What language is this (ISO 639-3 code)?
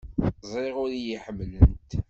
kab